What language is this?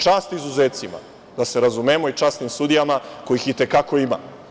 Serbian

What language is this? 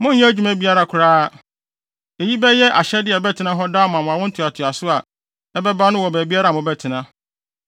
Akan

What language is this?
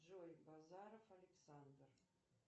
Russian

